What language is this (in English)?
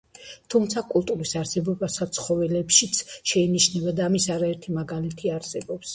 Georgian